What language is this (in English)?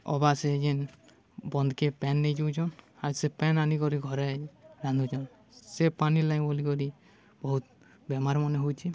Odia